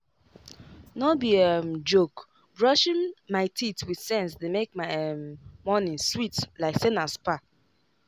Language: Nigerian Pidgin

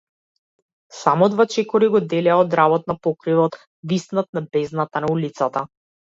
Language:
Macedonian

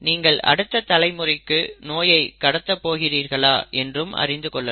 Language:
Tamil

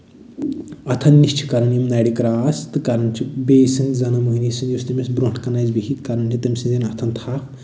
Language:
Kashmiri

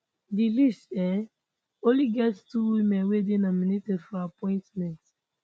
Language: Nigerian Pidgin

